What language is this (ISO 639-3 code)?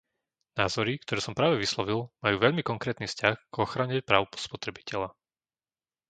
slk